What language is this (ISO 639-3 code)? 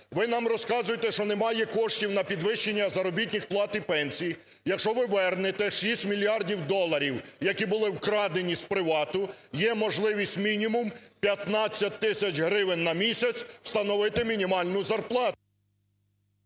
ukr